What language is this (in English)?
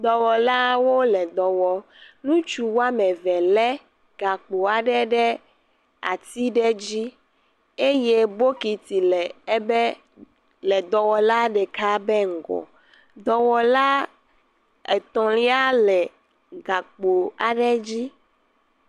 Ewe